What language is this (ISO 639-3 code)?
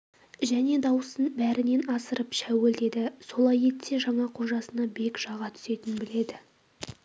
kaz